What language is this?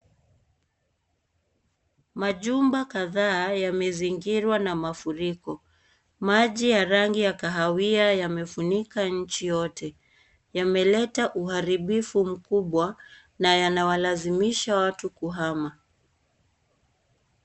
Swahili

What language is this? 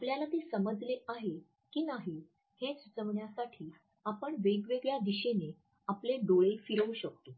Marathi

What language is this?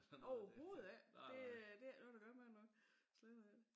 Danish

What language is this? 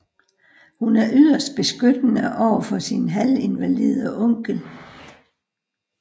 Danish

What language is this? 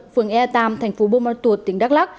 Vietnamese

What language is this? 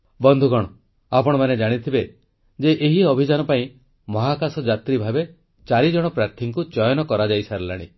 Odia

